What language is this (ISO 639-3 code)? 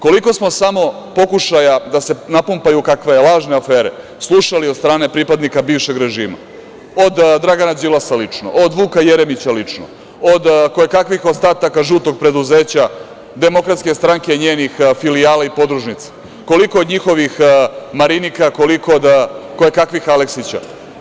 srp